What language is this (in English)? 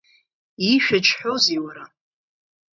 Abkhazian